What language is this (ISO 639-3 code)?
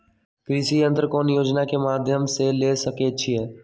mag